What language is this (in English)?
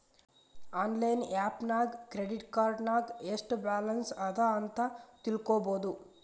Kannada